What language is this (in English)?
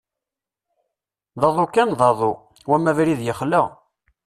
Kabyle